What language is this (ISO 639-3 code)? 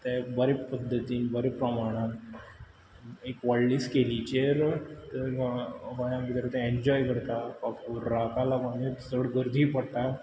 kok